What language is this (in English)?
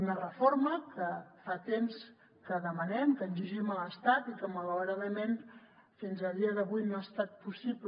Catalan